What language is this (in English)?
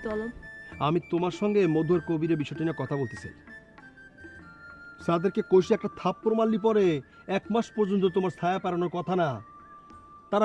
Bangla